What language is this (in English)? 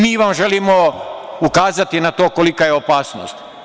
Serbian